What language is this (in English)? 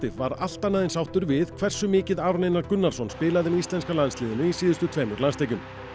Icelandic